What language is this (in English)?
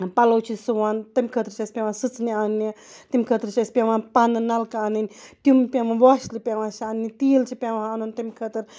Kashmiri